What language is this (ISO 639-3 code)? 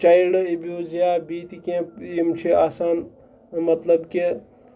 kas